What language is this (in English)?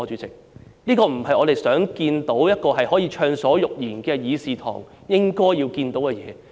Cantonese